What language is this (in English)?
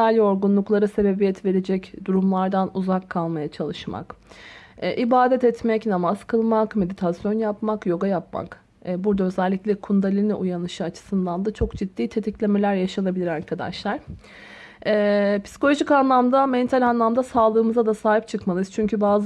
Turkish